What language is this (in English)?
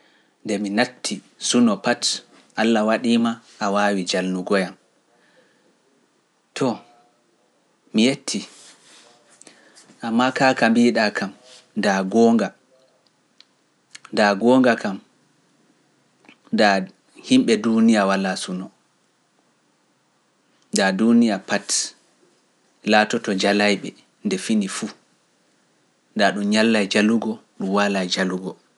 Pular